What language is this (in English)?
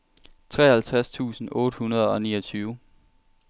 Danish